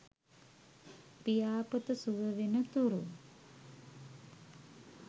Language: Sinhala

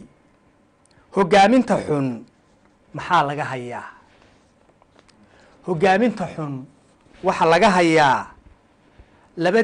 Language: Arabic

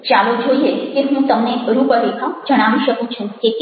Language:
Gujarati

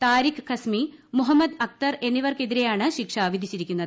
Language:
Malayalam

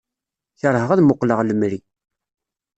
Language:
Kabyle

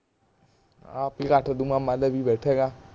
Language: Punjabi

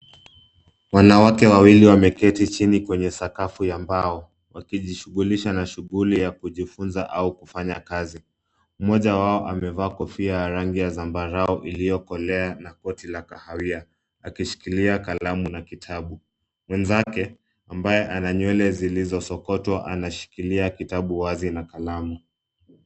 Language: Swahili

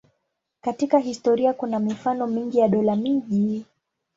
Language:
Swahili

